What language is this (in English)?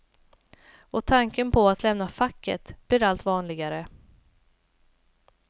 Swedish